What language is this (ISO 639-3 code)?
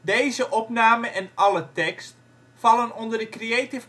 nld